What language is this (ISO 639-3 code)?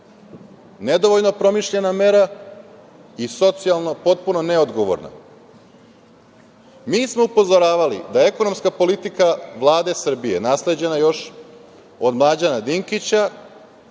srp